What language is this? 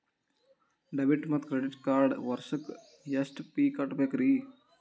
Kannada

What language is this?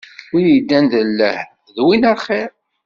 Kabyle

